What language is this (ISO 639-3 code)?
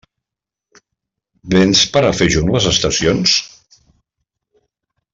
cat